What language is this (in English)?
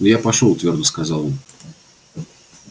Russian